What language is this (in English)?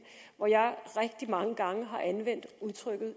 Danish